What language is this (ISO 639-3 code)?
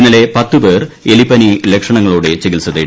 mal